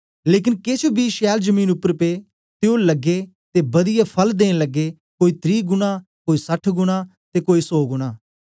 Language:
Dogri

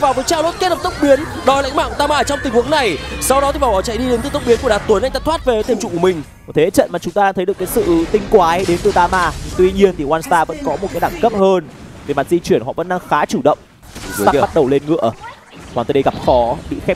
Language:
Vietnamese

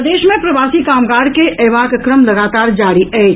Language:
Maithili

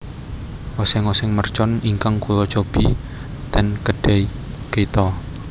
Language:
Javanese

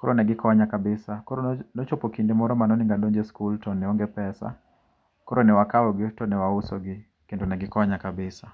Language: Luo (Kenya and Tanzania)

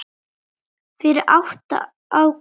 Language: Icelandic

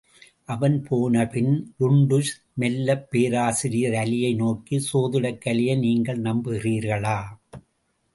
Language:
Tamil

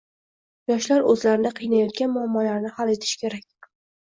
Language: Uzbek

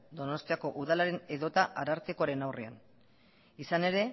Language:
Basque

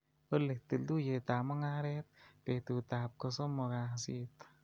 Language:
Kalenjin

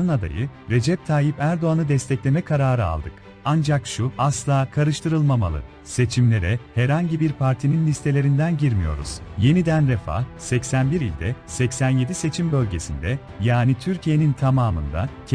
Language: Turkish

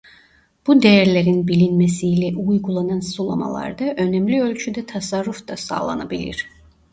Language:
Turkish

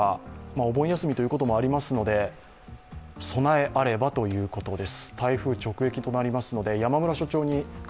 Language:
Japanese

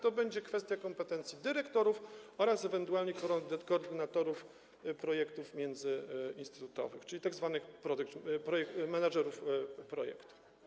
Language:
Polish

